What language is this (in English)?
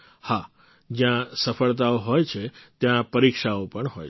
Gujarati